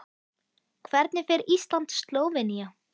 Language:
Icelandic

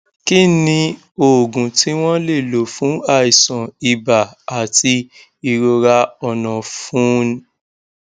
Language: Yoruba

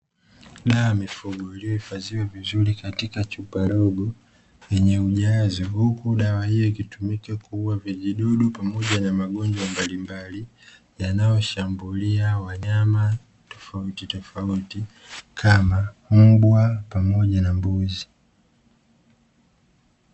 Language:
Swahili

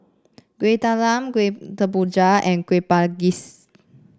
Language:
English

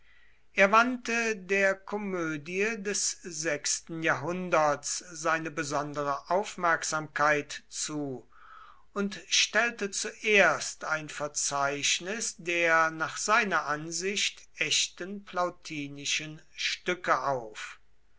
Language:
German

